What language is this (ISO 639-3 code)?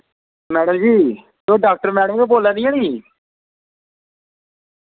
doi